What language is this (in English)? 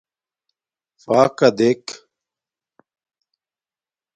Domaaki